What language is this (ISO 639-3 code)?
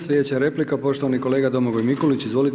hrv